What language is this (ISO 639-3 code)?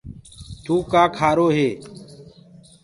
ggg